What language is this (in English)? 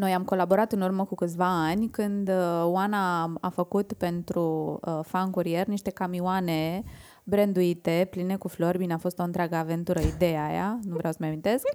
Romanian